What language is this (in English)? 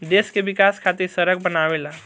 Bhojpuri